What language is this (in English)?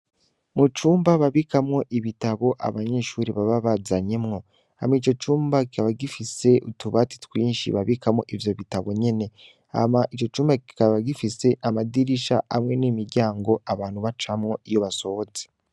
Rundi